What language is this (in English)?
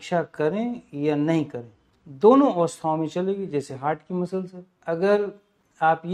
Hindi